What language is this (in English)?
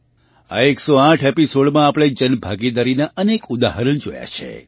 Gujarati